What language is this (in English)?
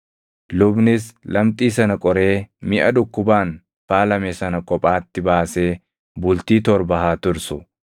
Oromo